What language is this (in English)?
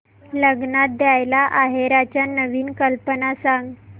Marathi